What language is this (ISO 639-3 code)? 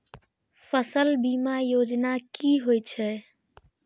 mai